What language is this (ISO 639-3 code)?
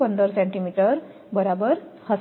guj